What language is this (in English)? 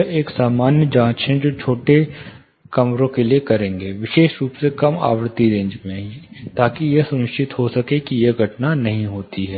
Hindi